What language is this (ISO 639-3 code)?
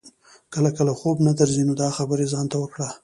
pus